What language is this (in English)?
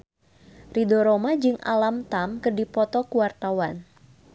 Sundanese